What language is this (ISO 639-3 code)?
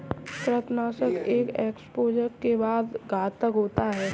hin